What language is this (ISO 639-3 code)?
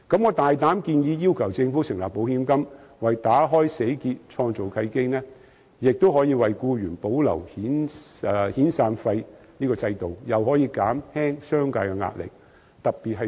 yue